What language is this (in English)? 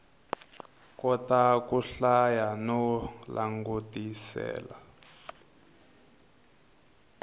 Tsonga